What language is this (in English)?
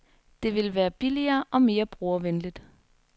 Danish